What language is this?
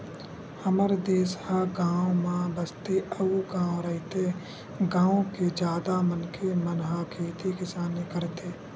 Chhattisgarhi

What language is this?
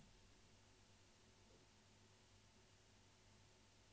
Swedish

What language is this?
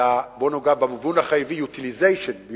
Hebrew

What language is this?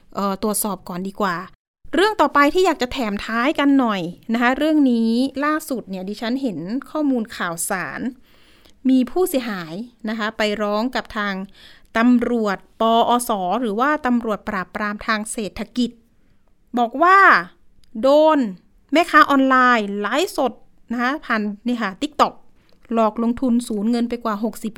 Thai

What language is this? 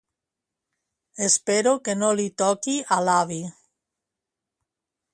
Catalan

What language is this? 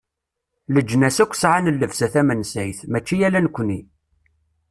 Kabyle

